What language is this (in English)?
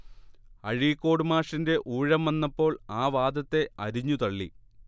Malayalam